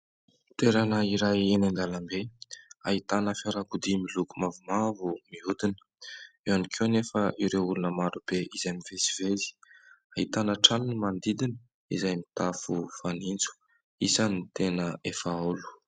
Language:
Malagasy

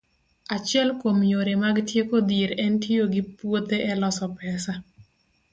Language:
Luo (Kenya and Tanzania)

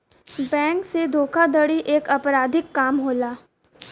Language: Bhojpuri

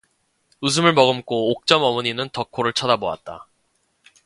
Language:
Korean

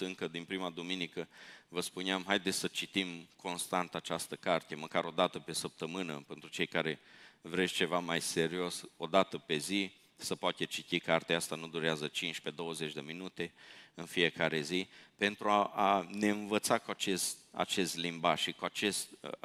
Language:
Romanian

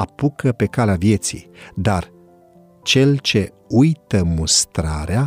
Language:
Romanian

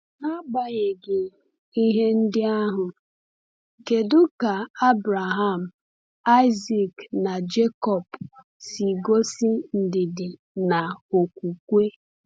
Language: Igbo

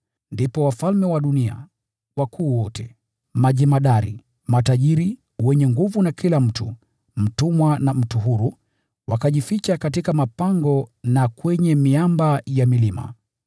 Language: Swahili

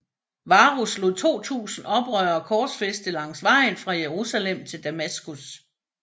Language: Danish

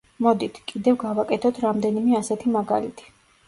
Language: Georgian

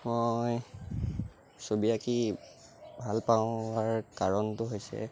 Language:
Assamese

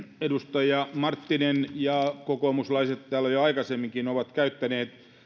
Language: Finnish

